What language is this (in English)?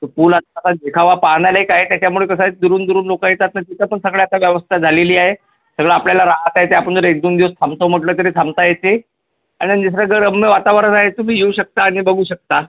Marathi